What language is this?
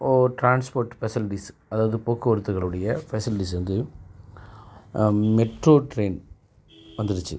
Tamil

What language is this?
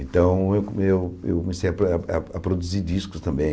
Portuguese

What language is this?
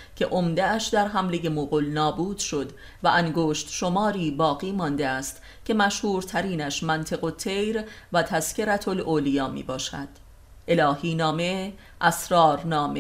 Persian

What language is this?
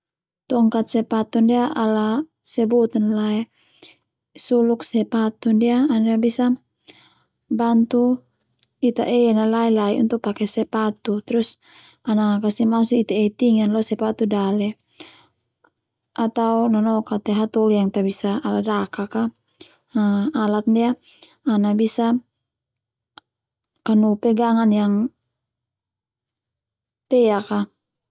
Termanu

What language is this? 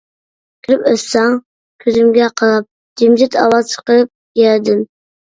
Uyghur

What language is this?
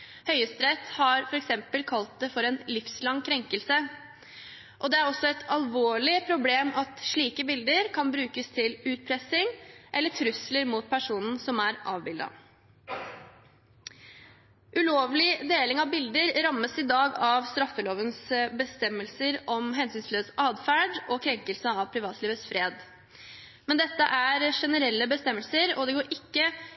Norwegian Bokmål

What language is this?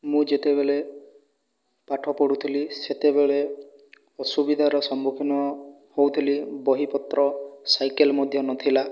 Odia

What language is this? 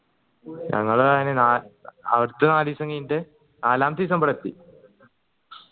Malayalam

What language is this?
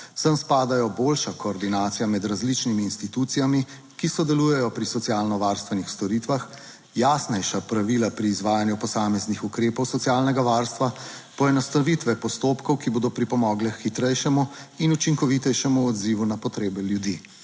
Slovenian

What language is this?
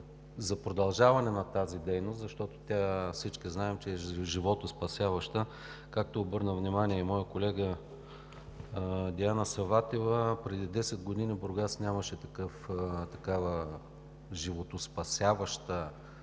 Bulgarian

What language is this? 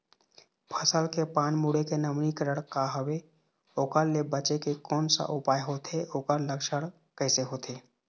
Chhattisgarhi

